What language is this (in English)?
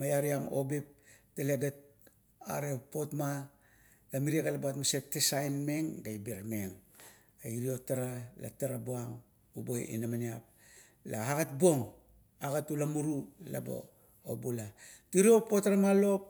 Kuot